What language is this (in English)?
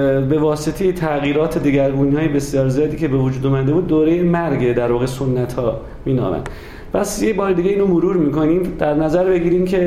Persian